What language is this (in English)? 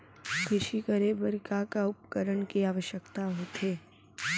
Chhattisgarhi